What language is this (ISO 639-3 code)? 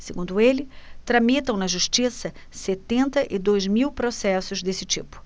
por